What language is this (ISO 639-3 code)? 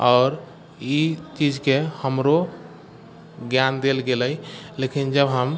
mai